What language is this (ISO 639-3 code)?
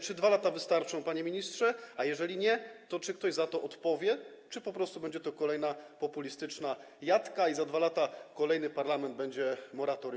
pol